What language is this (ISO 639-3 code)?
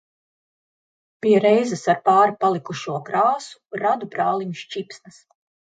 lav